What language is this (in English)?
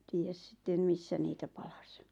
Finnish